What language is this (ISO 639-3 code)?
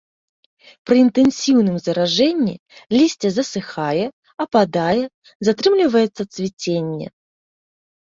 bel